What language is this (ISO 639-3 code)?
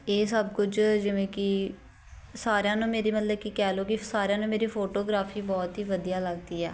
pan